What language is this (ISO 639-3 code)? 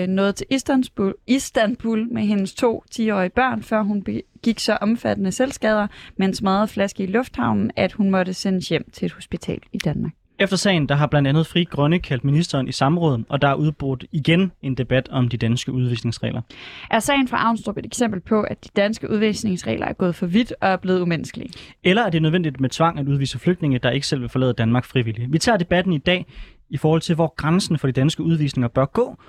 dan